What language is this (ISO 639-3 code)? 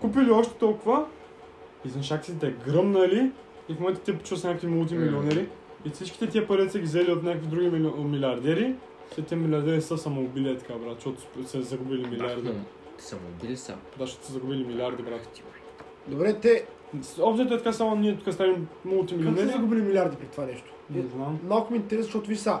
bul